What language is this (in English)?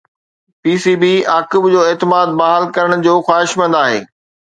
Sindhi